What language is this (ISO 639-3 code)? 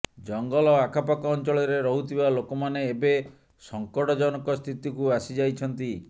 ori